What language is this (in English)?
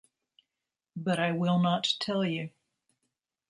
English